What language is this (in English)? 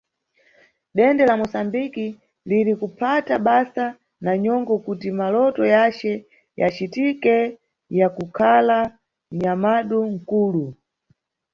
Nyungwe